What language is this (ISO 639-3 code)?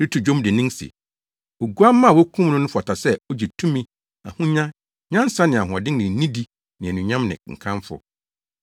aka